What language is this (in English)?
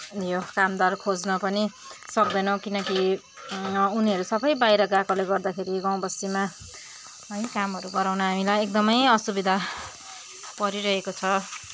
Nepali